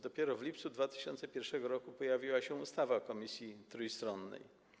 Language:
Polish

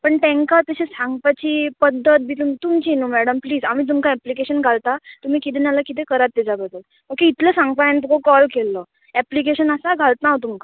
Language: Konkani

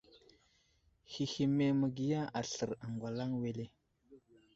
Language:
Wuzlam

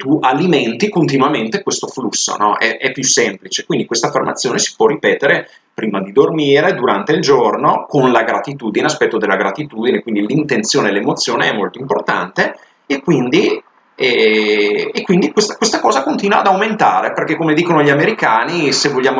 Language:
Italian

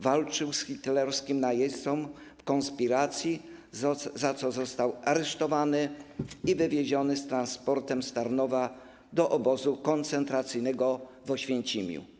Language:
Polish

